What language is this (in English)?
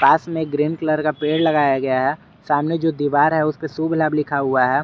Hindi